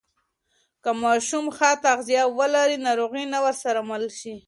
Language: Pashto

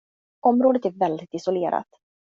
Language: Swedish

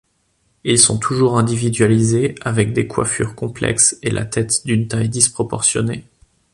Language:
French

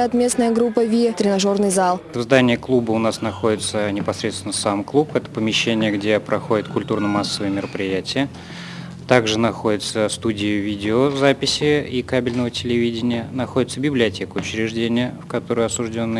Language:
Russian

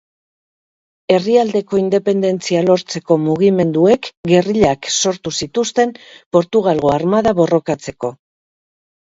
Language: Basque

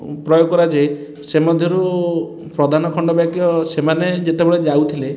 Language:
Odia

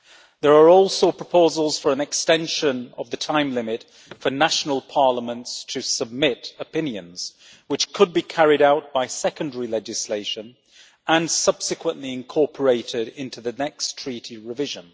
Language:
English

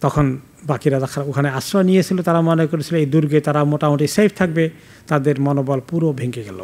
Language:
Bangla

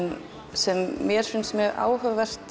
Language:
Icelandic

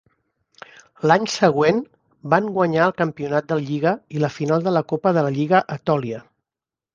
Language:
Catalan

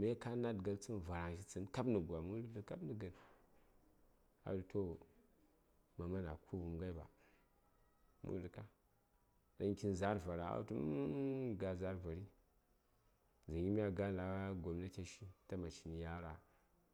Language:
Saya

